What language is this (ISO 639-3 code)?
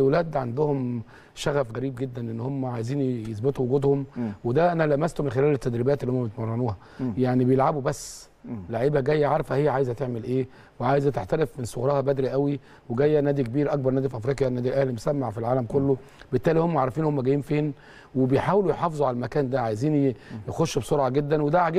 ara